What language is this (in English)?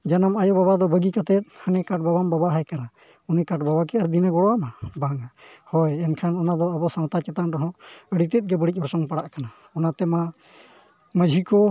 Santali